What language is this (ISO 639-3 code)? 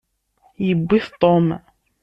kab